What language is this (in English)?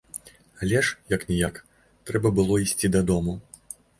Belarusian